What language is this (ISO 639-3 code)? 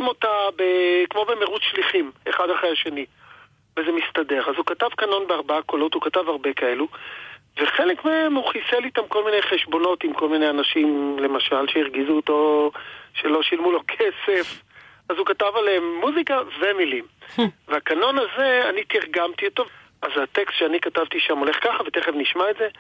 heb